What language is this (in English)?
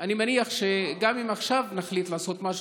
Hebrew